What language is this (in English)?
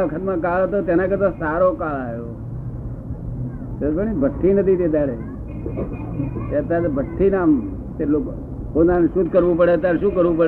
Gujarati